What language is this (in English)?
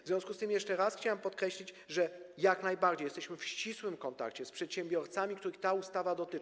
Polish